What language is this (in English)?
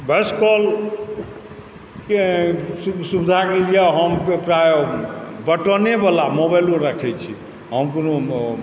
Maithili